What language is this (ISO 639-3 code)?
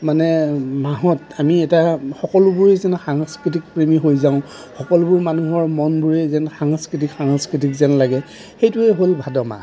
asm